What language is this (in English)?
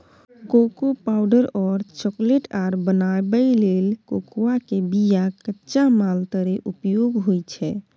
Maithili